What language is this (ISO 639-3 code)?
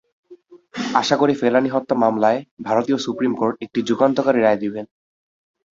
ben